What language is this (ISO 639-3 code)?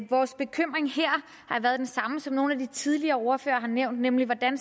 dan